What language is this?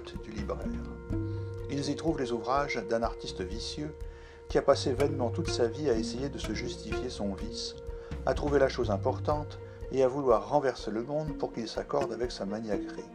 French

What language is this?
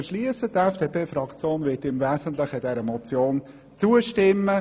Swiss German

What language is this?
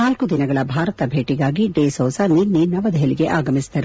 Kannada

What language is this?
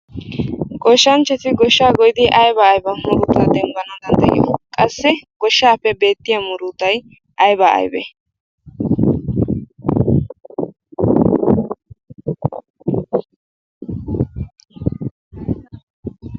Wolaytta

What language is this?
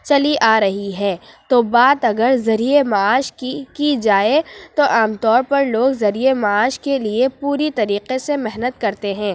Urdu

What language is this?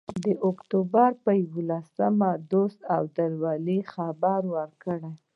Pashto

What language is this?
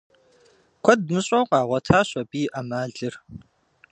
Kabardian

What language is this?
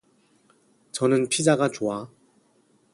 Korean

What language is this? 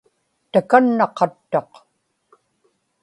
Inupiaq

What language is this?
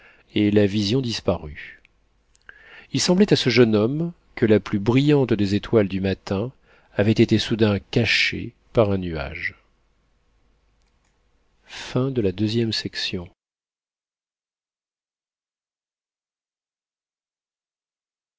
French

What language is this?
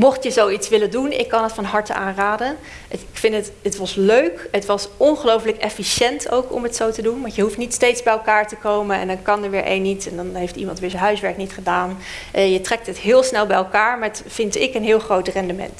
Dutch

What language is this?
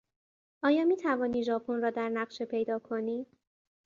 Persian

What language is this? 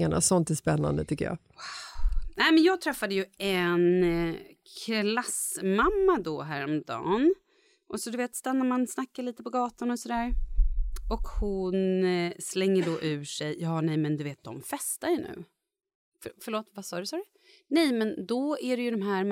Swedish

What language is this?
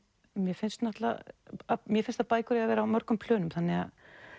Icelandic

